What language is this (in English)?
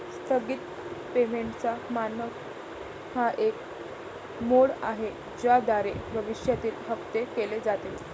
Marathi